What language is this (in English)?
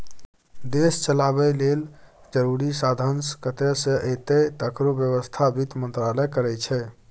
Maithili